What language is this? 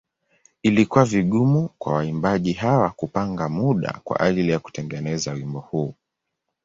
Swahili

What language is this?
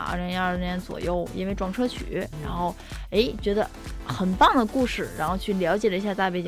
Chinese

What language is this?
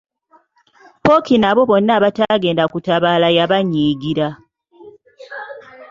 Ganda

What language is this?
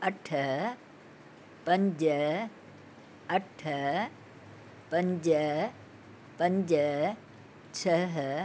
Sindhi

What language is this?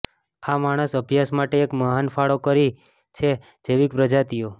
Gujarati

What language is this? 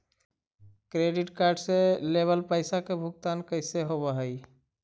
Magahi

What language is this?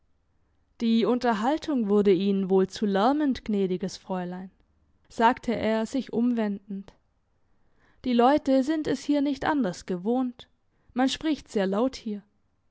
German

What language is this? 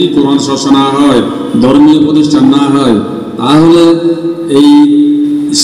Indonesian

